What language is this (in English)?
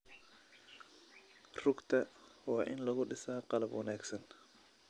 Somali